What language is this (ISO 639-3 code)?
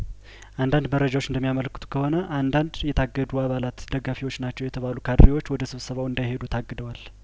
amh